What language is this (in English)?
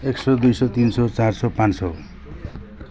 Nepali